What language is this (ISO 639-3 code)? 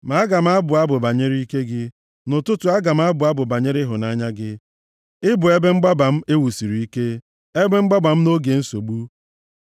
ibo